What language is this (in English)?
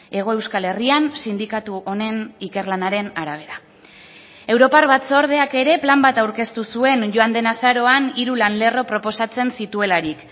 Basque